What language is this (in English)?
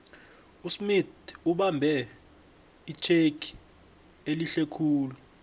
South Ndebele